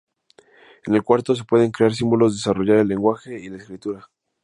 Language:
Spanish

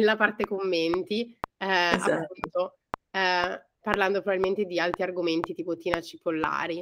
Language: Italian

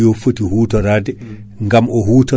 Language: Fula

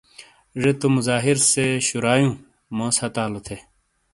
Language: Shina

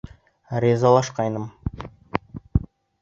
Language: Bashkir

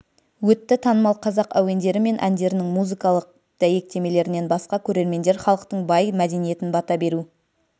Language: Kazakh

